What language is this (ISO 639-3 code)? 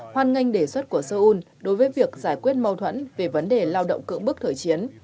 vie